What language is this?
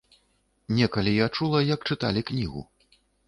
Belarusian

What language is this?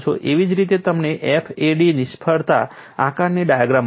Gujarati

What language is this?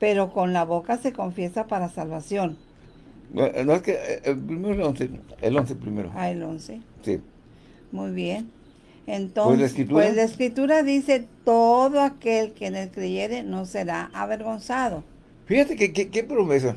Spanish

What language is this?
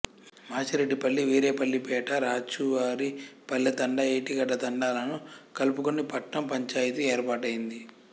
Telugu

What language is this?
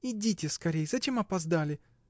Russian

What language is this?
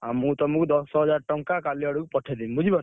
Odia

